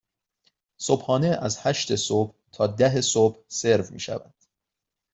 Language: Persian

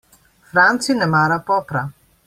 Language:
Slovenian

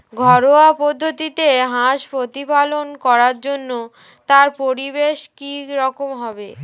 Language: Bangla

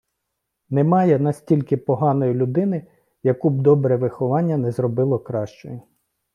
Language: Ukrainian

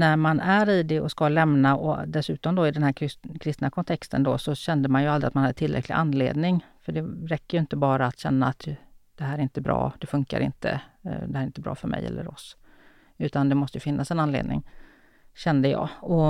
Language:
Swedish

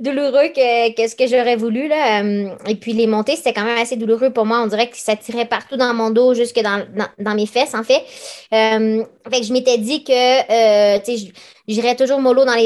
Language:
French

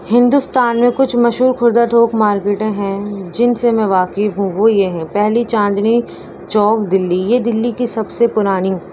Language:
Urdu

